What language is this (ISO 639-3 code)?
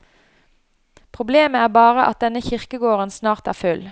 nor